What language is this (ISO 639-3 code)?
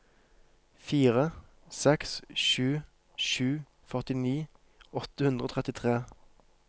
nor